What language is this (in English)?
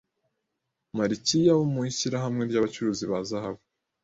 Kinyarwanda